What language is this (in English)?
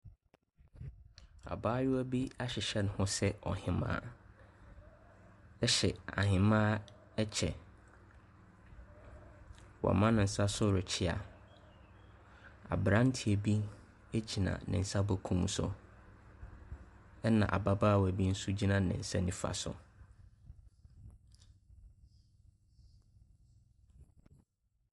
Akan